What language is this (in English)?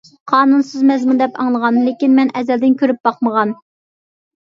Uyghur